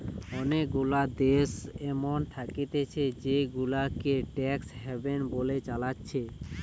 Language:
Bangla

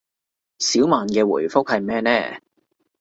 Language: Cantonese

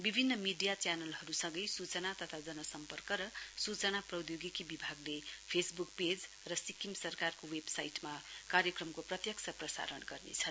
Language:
Nepali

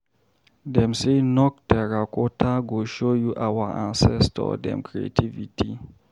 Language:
Nigerian Pidgin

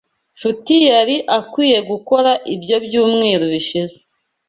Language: Kinyarwanda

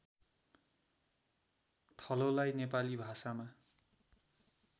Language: Nepali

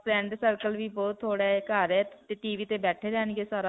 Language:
Punjabi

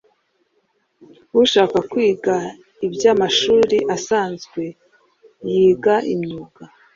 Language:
Kinyarwanda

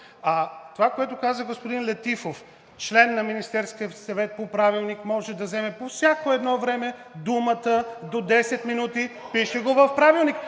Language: Bulgarian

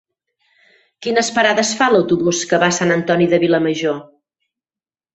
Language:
Catalan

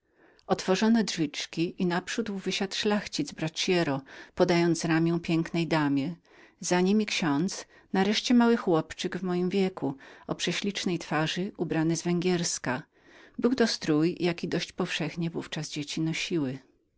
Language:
Polish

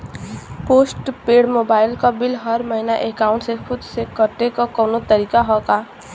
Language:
Bhojpuri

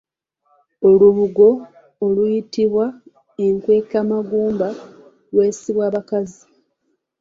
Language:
Ganda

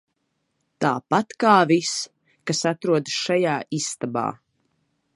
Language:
Latvian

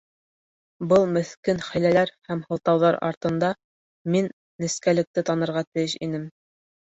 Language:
Bashkir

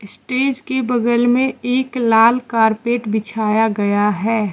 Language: Hindi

